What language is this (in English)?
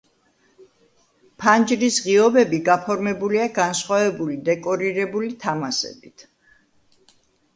Georgian